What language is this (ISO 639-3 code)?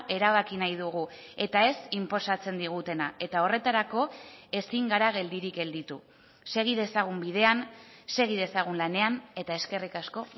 eus